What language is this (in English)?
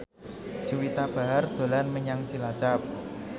Javanese